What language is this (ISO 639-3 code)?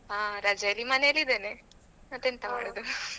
kan